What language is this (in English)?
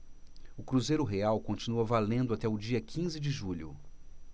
Portuguese